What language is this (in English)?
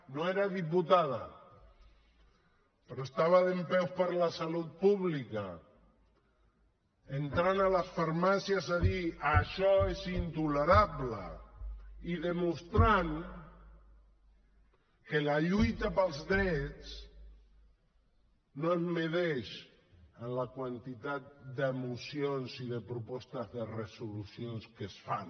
Catalan